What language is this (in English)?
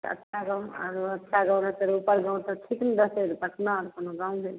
Maithili